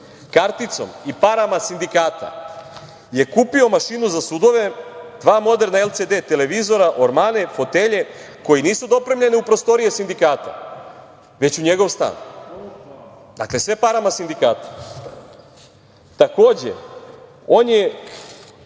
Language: Serbian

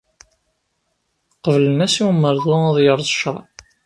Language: Kabyle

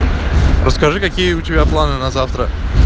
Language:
Russian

